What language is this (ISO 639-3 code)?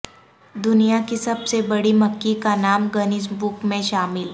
urd